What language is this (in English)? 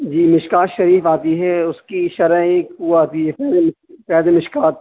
Urdu